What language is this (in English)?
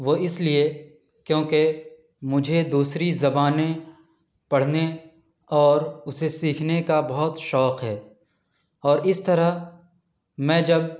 Urdu